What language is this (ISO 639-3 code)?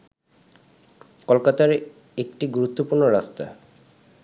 ben